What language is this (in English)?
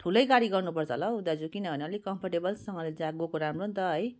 Nepali